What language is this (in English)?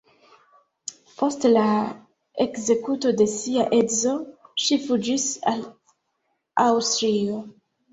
Esperanto